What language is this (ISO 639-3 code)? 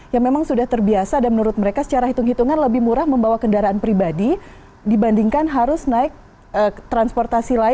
ind